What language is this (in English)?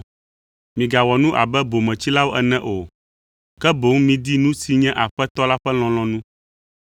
Ewe